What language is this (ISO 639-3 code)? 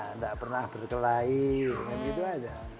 ind